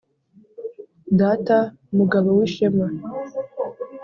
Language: Kinyarwanda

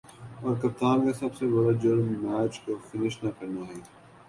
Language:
Urdu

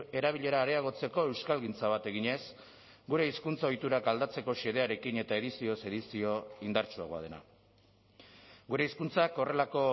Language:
Basque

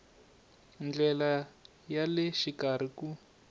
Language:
Tsonga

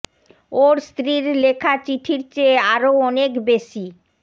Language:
Bangla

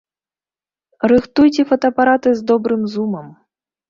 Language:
Belarusian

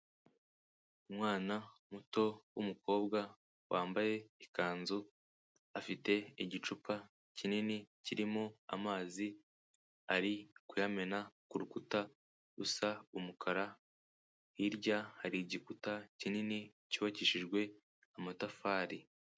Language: Kinyarwanda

